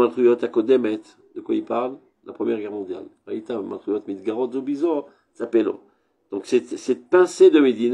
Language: French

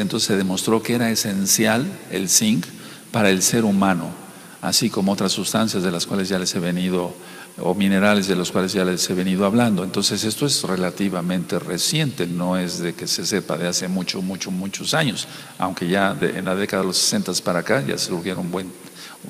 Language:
Spanish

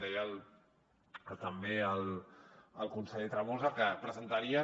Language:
Catalan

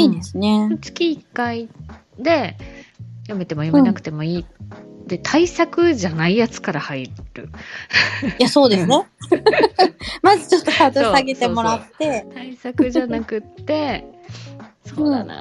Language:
Japanese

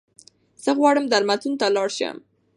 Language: Pashto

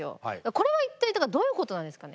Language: Japanese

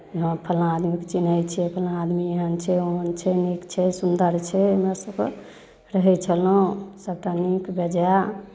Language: Maithili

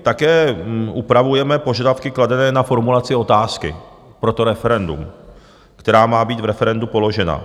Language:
Czech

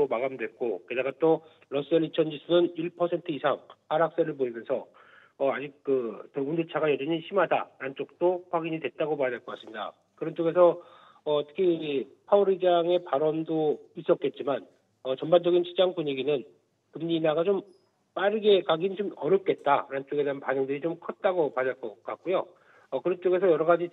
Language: Korean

